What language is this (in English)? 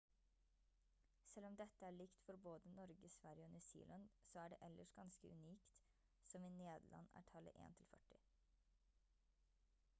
Norwegian Bokmål